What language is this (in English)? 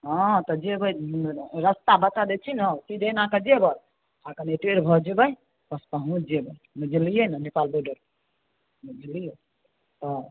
Maithili